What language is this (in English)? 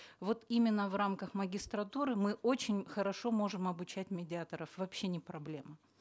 Kazakh